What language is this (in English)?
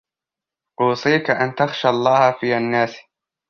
Arabic